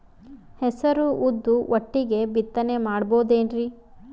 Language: Kannada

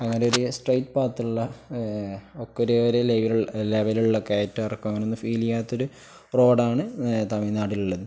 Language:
Malayalam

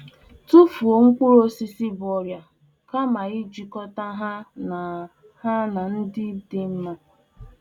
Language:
Igbo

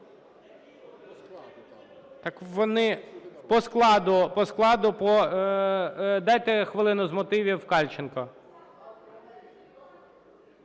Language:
Ukrainian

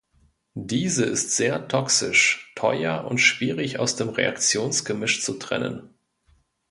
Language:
German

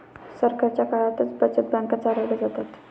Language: Marathi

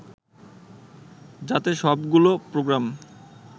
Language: Bangla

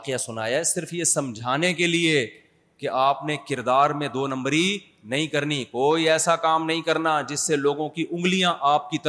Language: Urdu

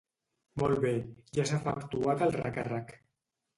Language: Catalan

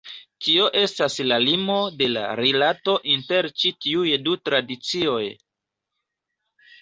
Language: Esperanto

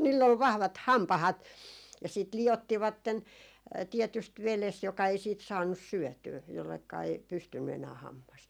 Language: Finnish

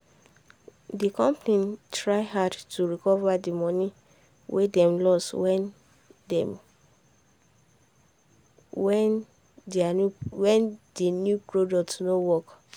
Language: Nigerian Pidgin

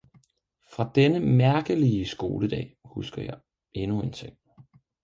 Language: Danish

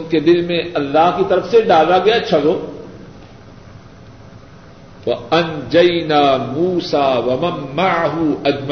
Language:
Urdu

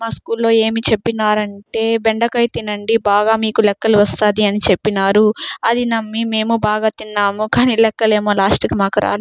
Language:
Telugu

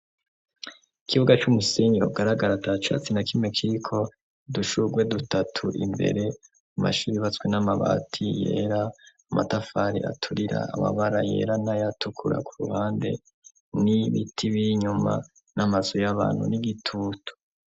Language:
Rundi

